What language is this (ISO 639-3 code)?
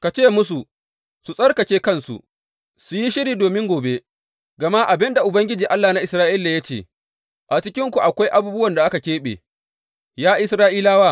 hau